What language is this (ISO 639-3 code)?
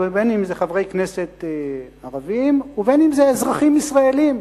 heb